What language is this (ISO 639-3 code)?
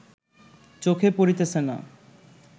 ben